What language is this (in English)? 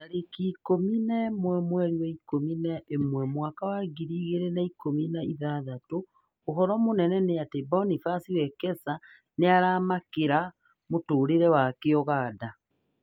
Kikuyu